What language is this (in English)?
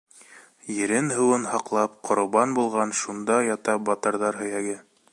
Bashkir